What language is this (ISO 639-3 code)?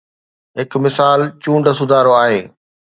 snd